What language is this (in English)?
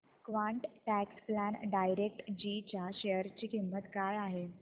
Marathi